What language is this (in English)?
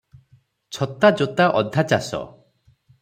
Odia